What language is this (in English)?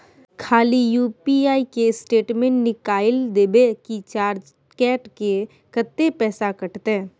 Maithili